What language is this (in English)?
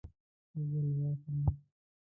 Pashto